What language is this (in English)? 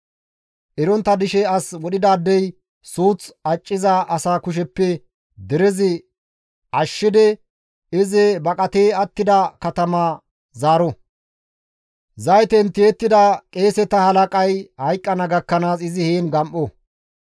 Gamo